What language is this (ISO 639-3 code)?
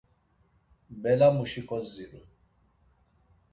lzz